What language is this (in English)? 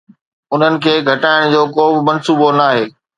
Sindhi